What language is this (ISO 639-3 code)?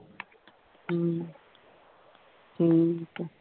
pan